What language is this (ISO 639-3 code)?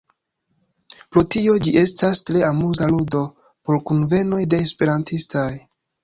epo